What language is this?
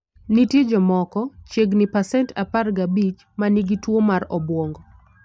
Luo (Kenya and Tanzania)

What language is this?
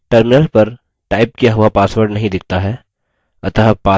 Hindi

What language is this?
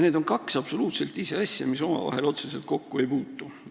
Estonian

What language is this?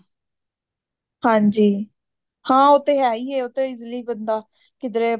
Punjabi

